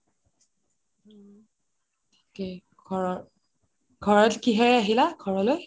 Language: Assamese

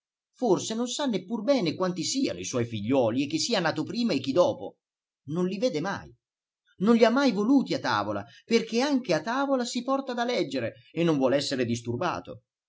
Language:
Italian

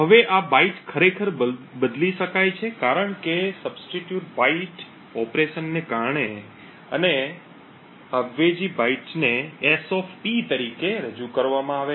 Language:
Gujarati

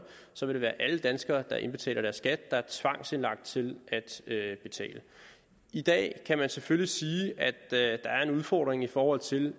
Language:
Danish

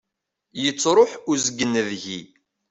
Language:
Kabyle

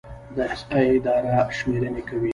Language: Pashto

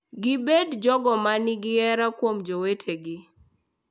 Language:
Luo (Kenya and Tanzania)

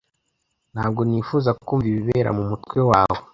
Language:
Kinyarwanda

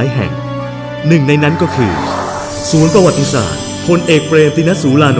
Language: Thai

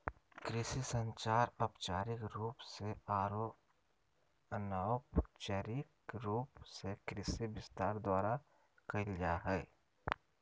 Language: Magahi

